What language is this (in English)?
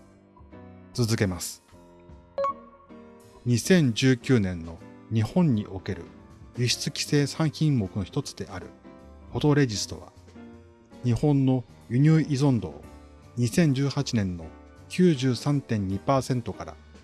Japanese